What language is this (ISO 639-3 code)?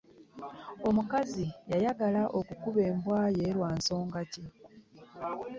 lug